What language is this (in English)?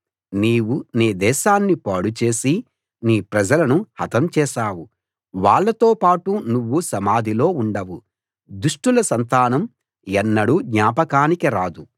Telugu